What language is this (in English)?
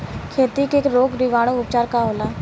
Bhojpuri